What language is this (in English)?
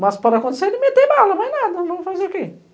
Portuguese